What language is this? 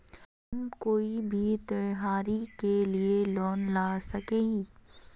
Magahi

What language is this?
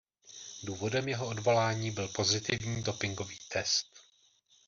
Czech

